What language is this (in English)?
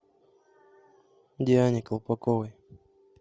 Russian